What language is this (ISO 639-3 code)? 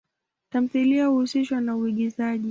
swa